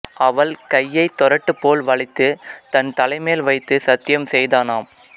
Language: Tamil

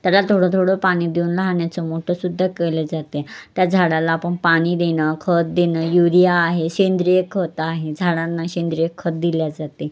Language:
Marathi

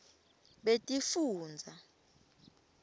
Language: Swati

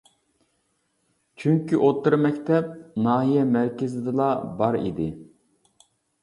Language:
Uyghur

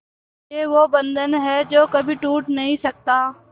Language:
Hindi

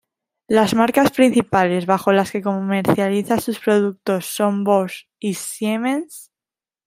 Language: Spanish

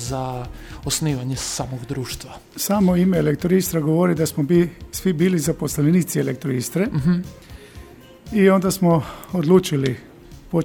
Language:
Croatian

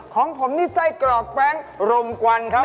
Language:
Thai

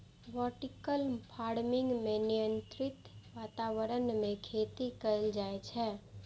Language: Maithili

